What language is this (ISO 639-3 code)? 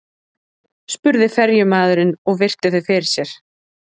isl